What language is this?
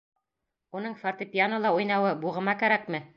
Bashkir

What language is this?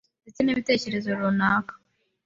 Kinyarwanda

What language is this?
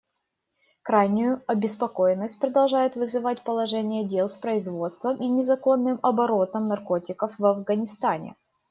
Russian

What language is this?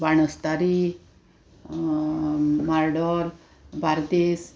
Konkani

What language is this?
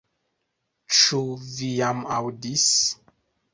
Esperanto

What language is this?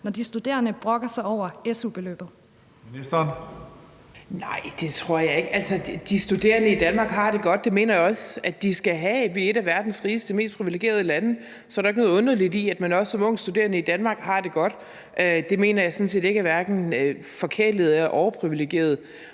Danish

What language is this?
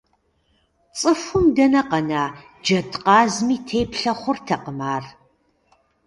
Kabardian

